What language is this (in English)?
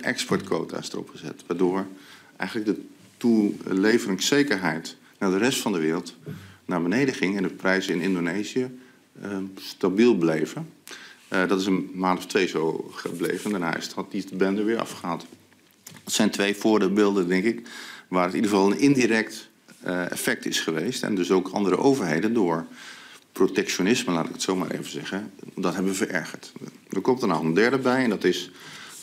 Dutch